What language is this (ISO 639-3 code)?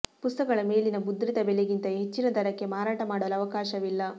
kan